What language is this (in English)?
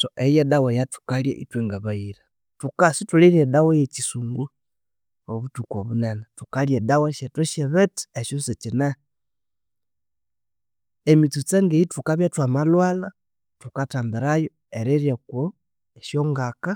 Konzo